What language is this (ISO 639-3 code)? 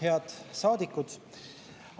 est